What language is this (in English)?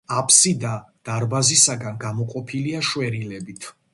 Georgian